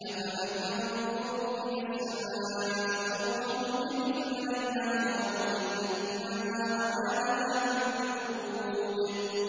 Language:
Arabic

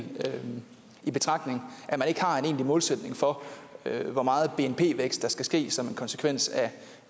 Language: Danish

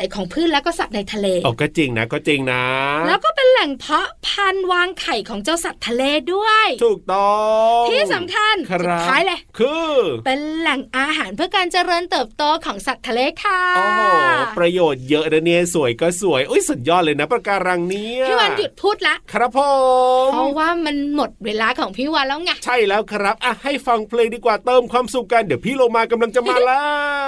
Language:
Thai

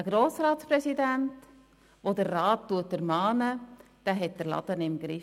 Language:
Swiss German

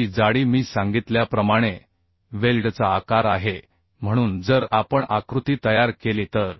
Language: Marathi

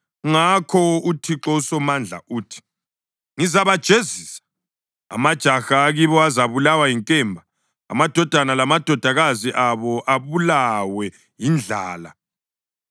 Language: North Ndebele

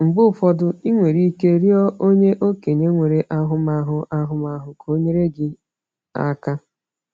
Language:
Igbo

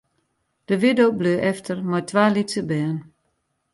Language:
Western Frisian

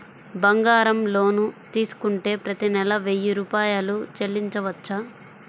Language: Telugu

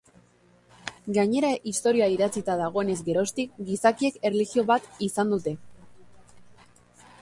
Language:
Basque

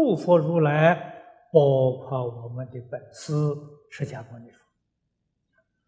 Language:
Chinese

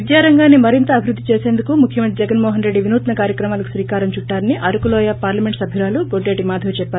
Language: Telugu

